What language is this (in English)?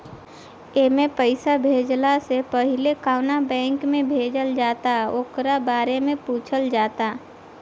Bhojpuri